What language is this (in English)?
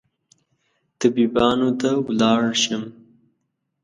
Pashto